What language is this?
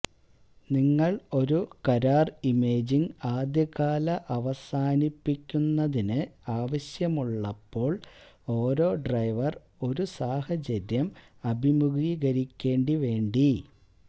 Malayalam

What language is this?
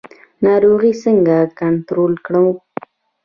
Pashto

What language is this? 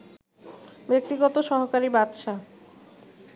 Bangla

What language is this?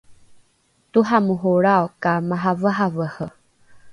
Rukai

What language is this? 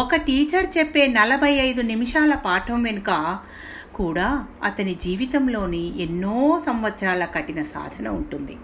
Telugu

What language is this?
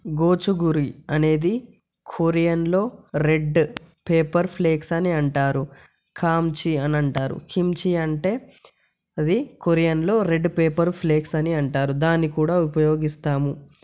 Telugu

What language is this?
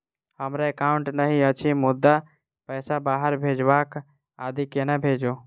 Maithili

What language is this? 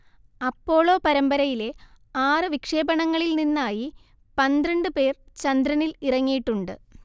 Malayalam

